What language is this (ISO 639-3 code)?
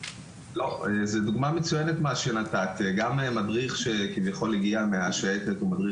heb